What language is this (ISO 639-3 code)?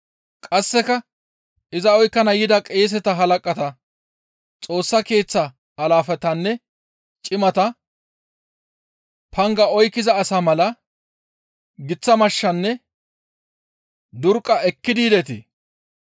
gmv